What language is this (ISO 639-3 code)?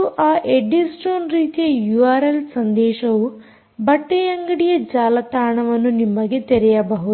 kan